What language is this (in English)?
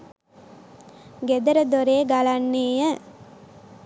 Sinhala